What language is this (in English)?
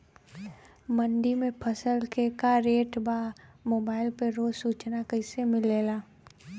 Bhojpuri